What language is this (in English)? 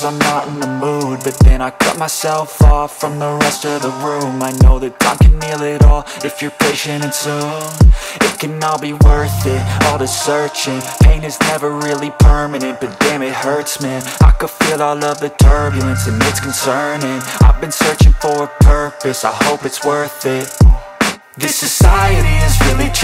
English